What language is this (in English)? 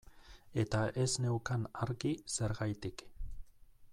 Basque